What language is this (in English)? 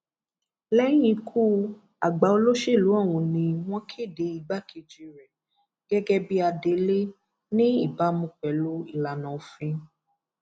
Yoruba